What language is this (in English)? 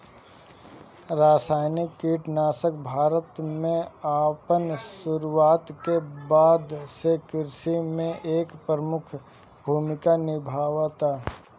Bhojpuri